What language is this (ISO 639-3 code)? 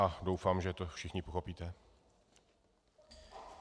ces